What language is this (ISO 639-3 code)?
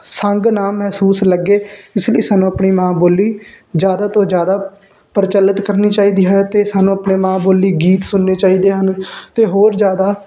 pan